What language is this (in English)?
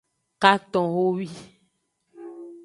Aja (Benin)